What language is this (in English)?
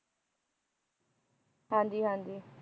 Punjabi